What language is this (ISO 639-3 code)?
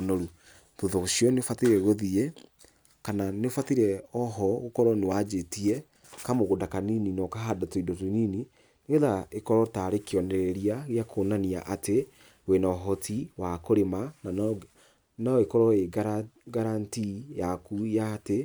kik